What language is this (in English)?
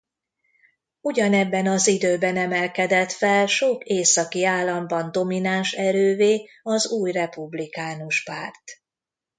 Hungarian